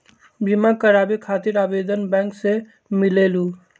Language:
Magahi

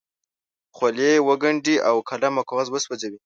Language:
Pashto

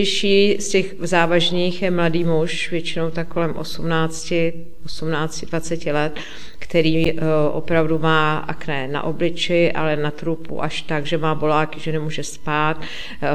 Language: Czech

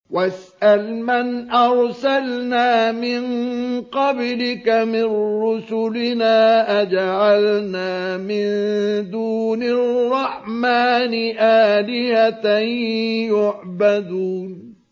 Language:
Arabic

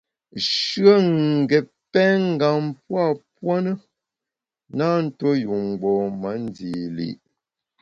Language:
Bamun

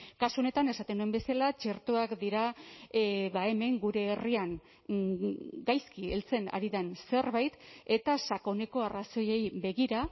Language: Basque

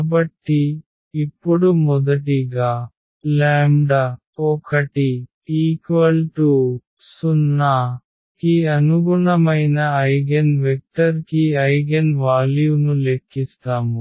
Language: Telugu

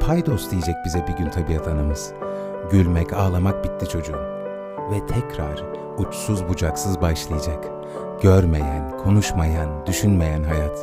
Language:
Turkish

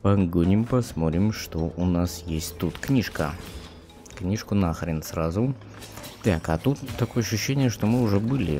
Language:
Russian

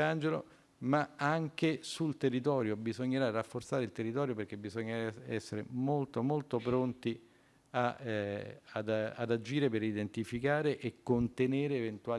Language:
Italian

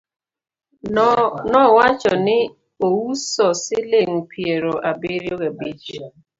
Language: Luo (Kenya and Tanzania)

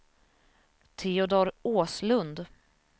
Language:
Swedish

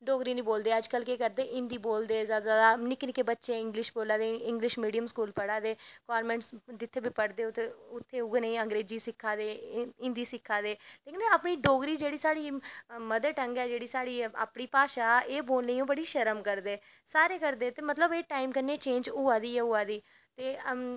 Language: Dogri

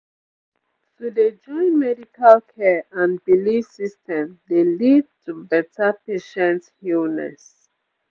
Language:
Nigerian Pidgin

